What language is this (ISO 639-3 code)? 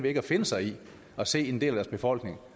dan